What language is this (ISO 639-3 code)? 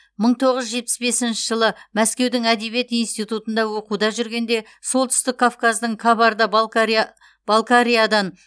kaz